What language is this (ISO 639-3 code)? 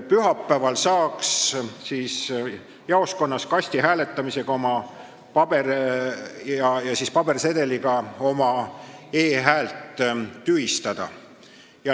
est